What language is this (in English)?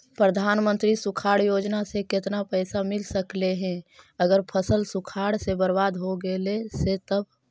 Magahi